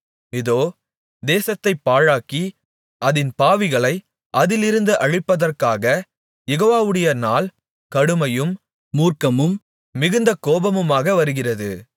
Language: Tamil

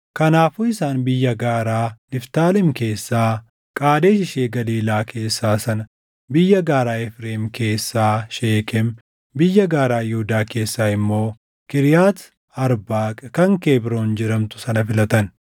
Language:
Oromo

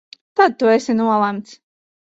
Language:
Latvian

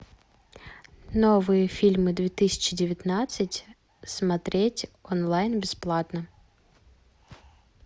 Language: Russian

